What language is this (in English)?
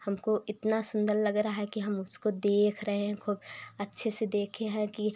Hindi